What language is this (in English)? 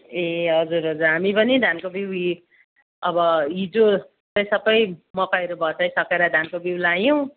Nepali